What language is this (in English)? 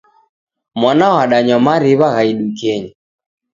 Taita